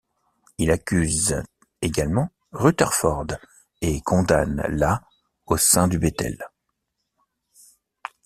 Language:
French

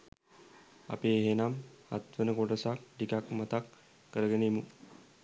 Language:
Sinhala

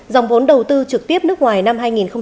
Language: Vietnamese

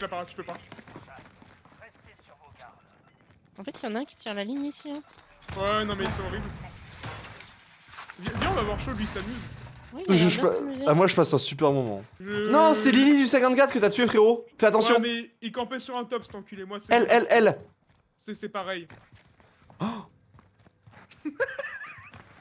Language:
French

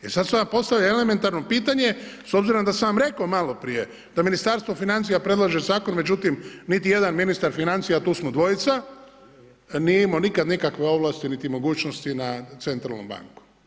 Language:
Croatian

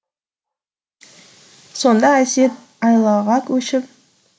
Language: Kazakh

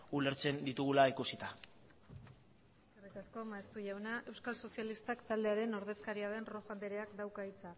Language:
Basque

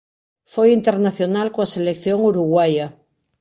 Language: Galician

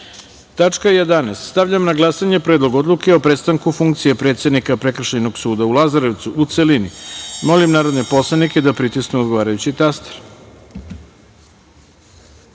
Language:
Serbian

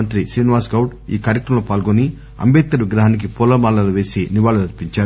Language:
Telugu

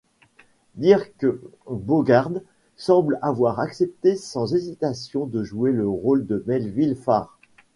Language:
French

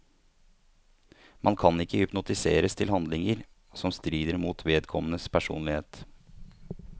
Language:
Norwegian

